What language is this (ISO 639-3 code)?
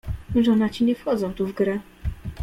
pol